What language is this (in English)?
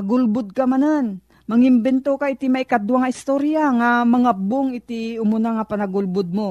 Filipino